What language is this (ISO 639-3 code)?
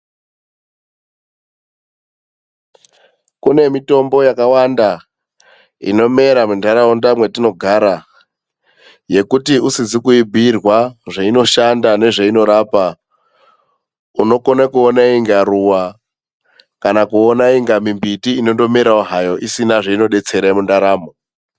ndc